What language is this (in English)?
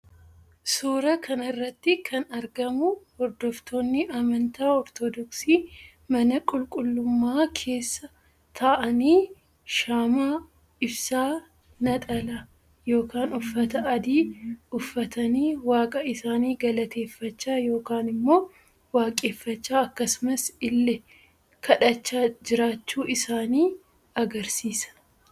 Oromo